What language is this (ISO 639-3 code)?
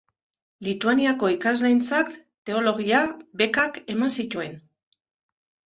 eus